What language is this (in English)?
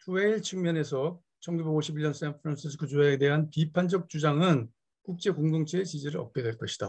Korean